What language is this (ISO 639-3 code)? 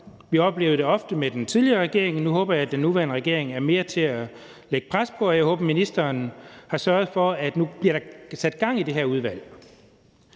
dan